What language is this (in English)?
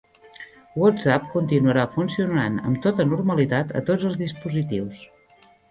Catalan